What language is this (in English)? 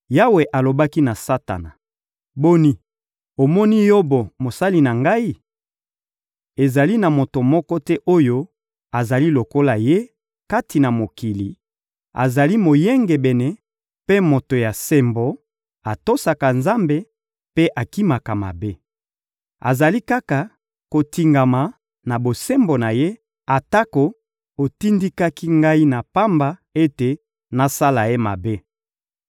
Lingala